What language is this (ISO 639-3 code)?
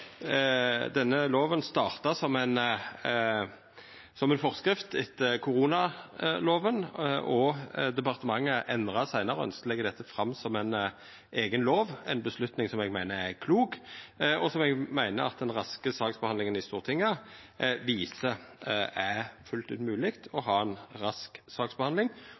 nno